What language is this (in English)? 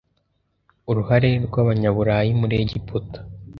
Kinyarwanda